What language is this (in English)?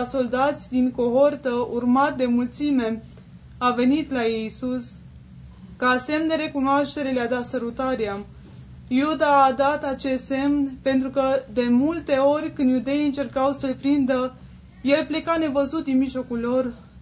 Romanian